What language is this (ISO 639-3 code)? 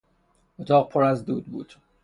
fas